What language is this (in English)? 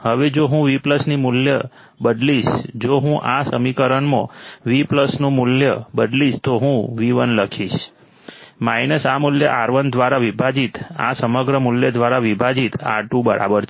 Gujarati